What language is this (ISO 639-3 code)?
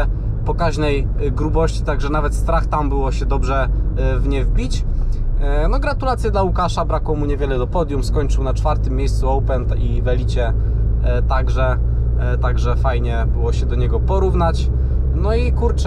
pol